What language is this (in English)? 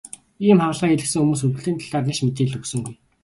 Mongolian